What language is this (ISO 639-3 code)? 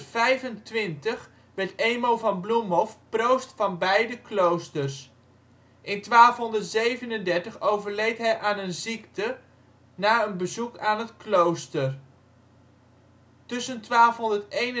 nld